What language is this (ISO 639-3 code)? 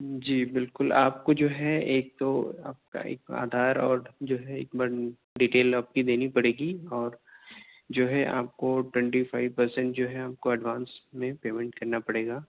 urd